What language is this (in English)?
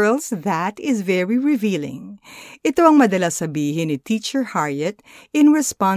Filipino